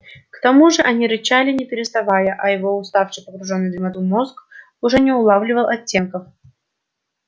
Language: Russian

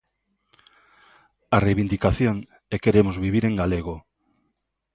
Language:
Galician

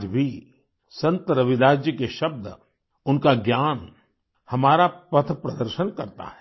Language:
Hindi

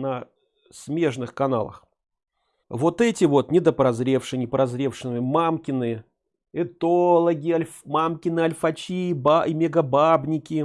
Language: Russian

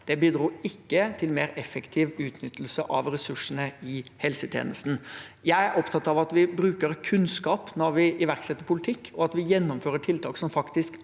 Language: Norwegian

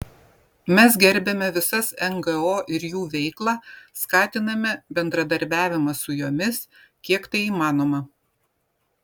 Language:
Lithuanian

